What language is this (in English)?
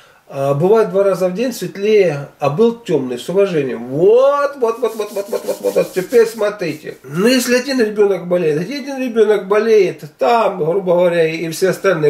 Russian